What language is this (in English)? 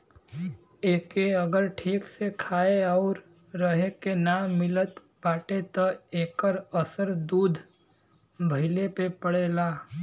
Bhojpuri